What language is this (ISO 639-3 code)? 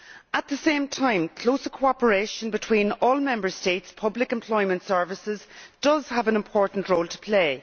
eng